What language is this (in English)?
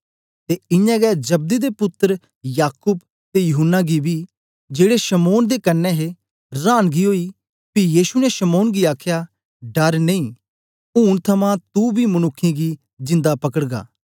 Dogri